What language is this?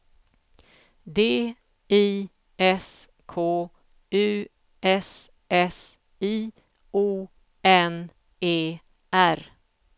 Swedish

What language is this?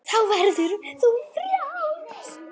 Icelandic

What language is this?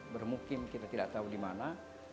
Indonesian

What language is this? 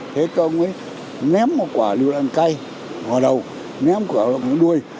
Vietnamese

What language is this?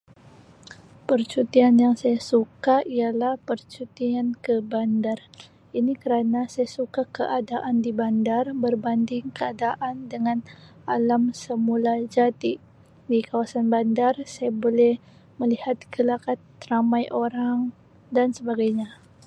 Sabah Malay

